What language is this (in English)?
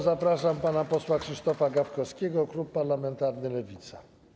Polish